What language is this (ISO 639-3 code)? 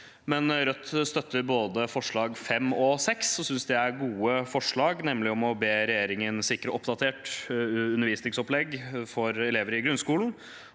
nor